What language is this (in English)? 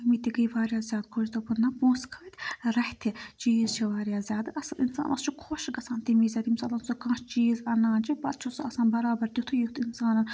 Kashmiri